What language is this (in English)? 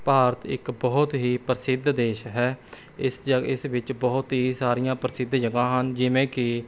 Punjabi